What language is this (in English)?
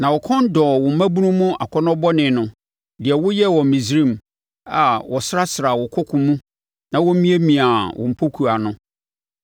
Akan